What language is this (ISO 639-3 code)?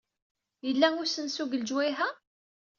kab